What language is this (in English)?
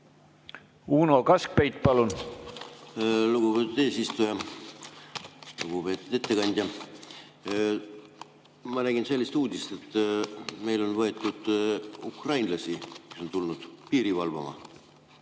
Estonian